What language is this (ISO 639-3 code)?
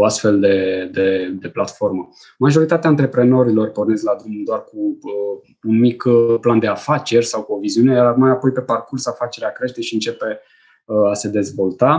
ron